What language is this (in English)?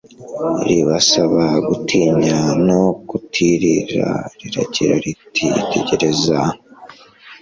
Kinyarwanda